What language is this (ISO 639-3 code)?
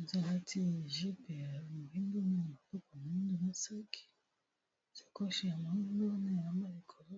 lin